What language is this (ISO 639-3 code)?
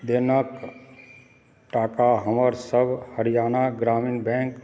mai